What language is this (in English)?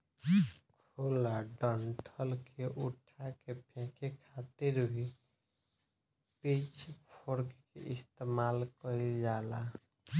Bhojpuri